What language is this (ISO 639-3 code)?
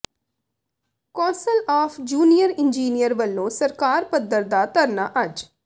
pan